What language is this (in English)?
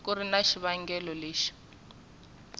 Tsonga